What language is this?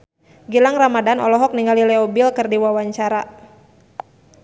Sundanese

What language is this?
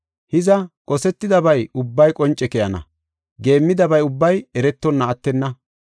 Gofa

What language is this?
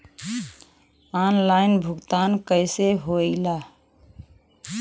Bhojpuri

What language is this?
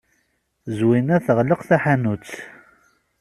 Kabyle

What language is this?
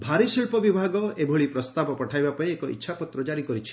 Odia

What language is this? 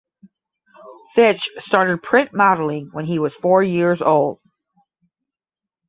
English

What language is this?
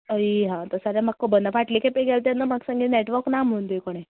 Konkani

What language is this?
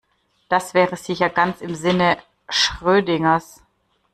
German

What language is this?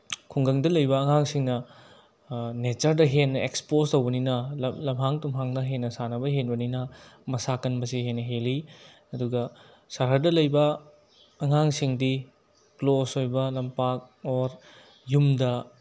Manipuri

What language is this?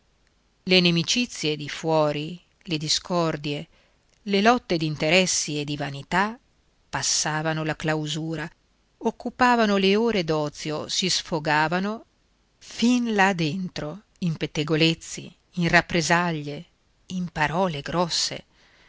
Italian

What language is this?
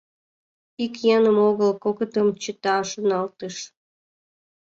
Mari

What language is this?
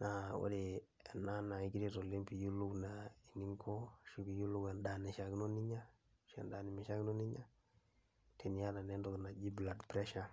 Masai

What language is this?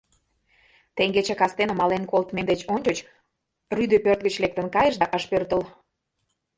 Mari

